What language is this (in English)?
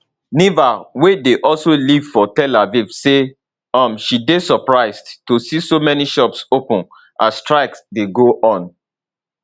Nigerian Pidgin